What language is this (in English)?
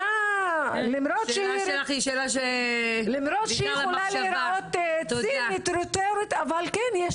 Hebrew